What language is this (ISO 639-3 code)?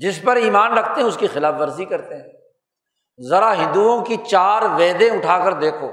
urd